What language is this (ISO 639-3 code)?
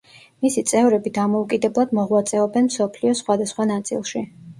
kat